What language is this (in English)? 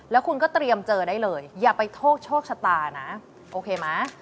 Thai